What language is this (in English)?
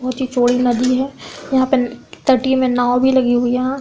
Hindi